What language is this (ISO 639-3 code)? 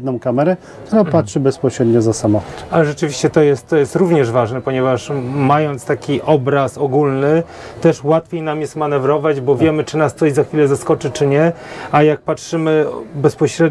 pol